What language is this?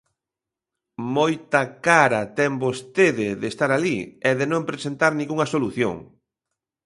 Galician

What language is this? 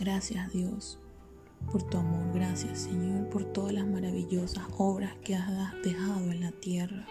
Spanish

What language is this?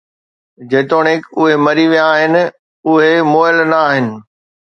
Sindhi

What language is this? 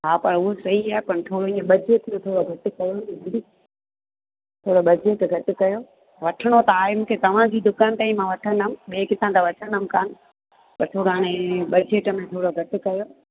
Sindhi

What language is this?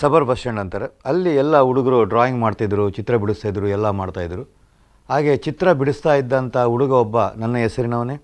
Kannada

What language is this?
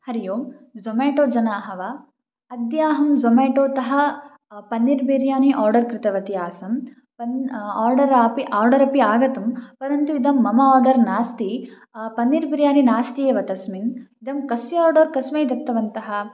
Sanskrit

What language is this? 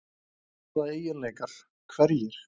Icelandic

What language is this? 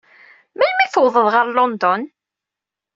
Kabyle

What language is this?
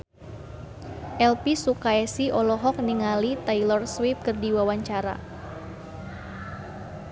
Sundanese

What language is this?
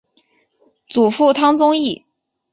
Chinese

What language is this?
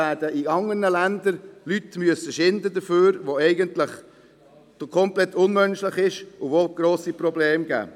Swiss German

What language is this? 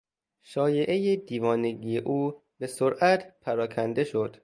Persian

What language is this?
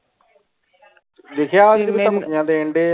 Punjabi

